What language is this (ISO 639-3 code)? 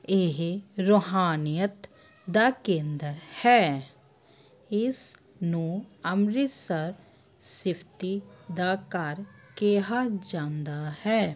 pan